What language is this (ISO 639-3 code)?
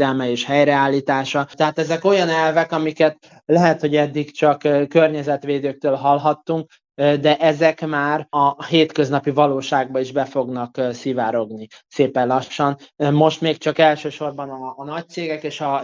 hun